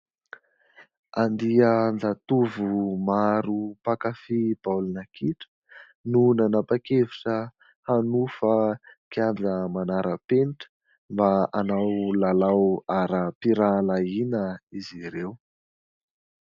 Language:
Malagasy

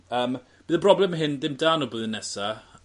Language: Welsh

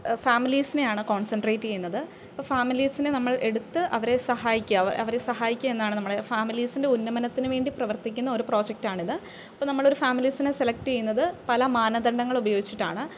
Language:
Malayalam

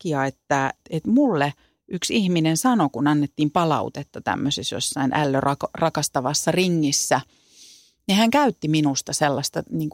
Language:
Finnish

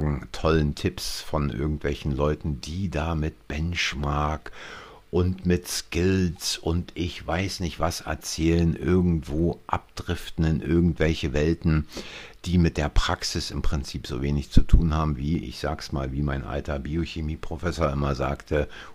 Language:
German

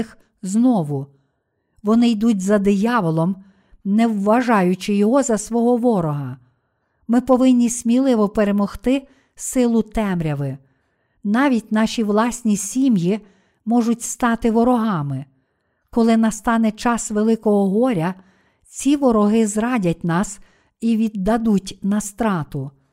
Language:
Ukrainian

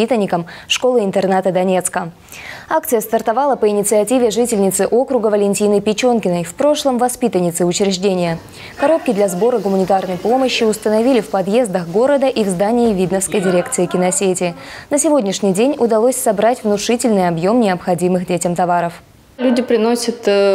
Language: Russian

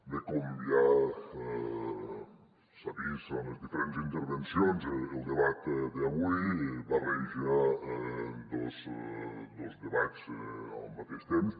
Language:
Catalan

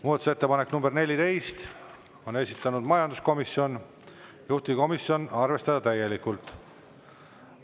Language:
Estonian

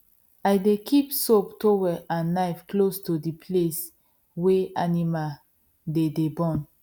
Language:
Nigerian Pidgin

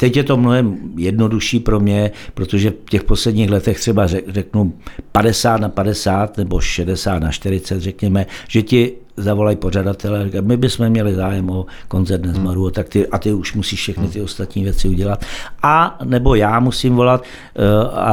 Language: Czech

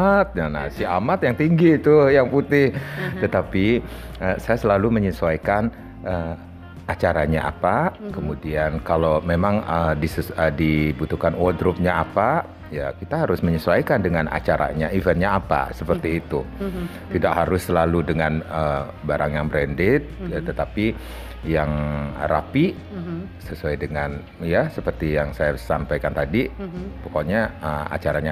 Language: Indonesian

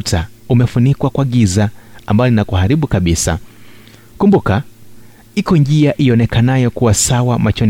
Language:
Swahili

